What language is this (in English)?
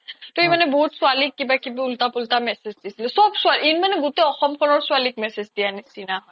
Assamese